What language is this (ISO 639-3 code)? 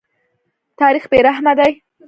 pus